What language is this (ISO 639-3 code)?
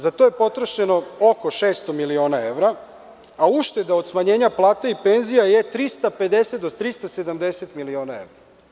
srp